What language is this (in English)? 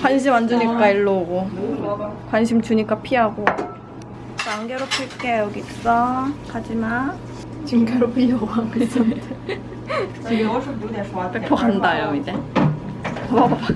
Korean